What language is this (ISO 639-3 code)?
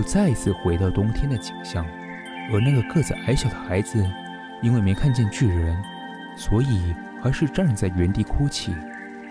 zho